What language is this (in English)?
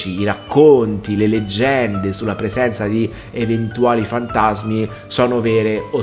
Italian